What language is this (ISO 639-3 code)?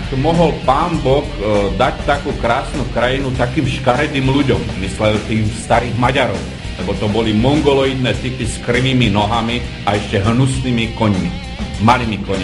slk